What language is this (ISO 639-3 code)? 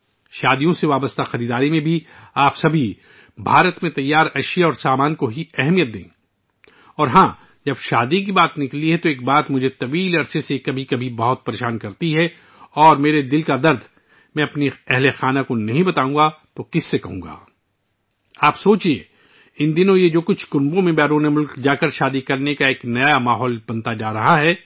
urd